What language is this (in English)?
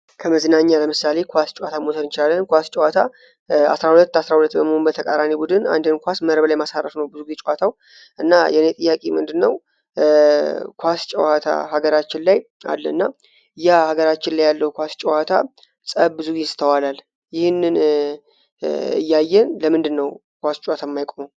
Amharic